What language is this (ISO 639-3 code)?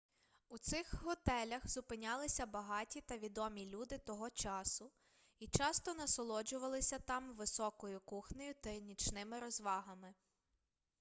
ukr